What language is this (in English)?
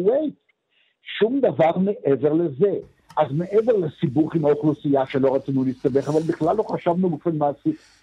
Hebrew